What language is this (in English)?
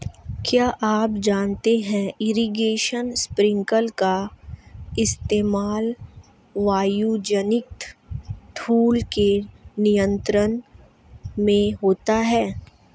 Hindi